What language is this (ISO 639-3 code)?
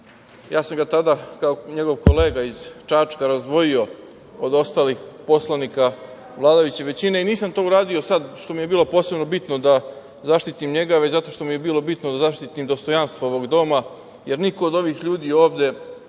srp